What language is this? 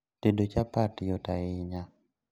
Luo (Kenya and Tanzania)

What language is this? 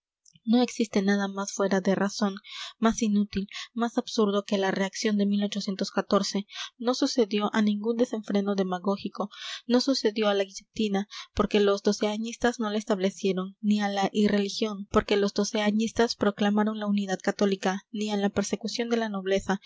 Spanish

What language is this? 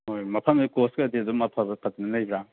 Manipuri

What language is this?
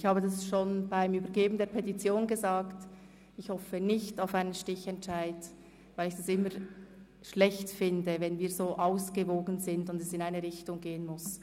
Swiss German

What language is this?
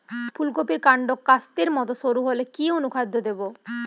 Bangla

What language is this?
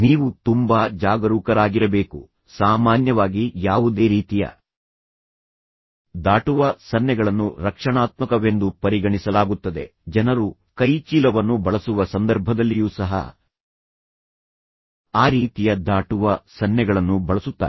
Kannada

